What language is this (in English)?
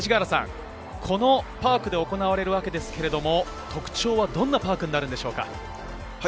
Japanese